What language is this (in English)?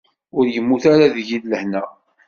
Kabyle